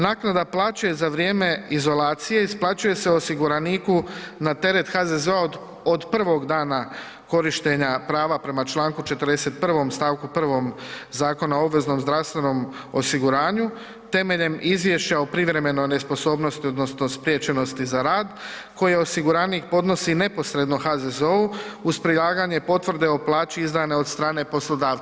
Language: Croatian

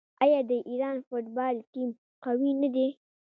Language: Pashto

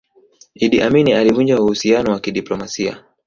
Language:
Swahili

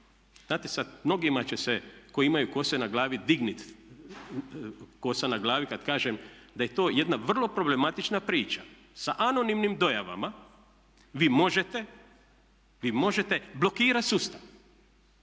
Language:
Croatian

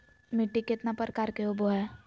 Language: Magahi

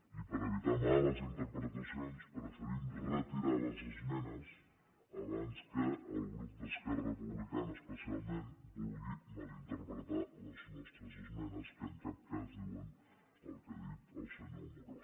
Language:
Catalan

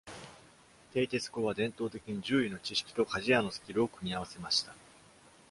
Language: Japanese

